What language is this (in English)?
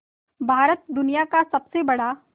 Hindi